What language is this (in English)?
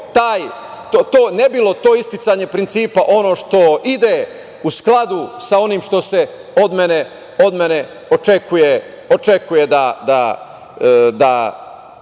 Serbian